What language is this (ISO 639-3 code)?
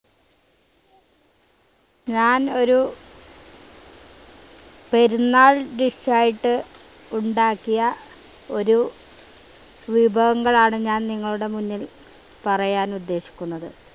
mal